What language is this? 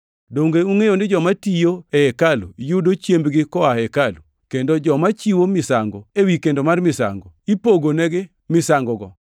Luo (Kenya and Tanzania)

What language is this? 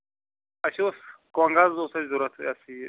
Kashmiri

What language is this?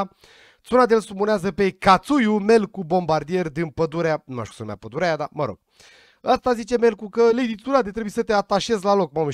Romanian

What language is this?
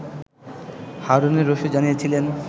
Bangla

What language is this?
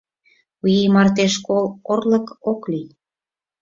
Mari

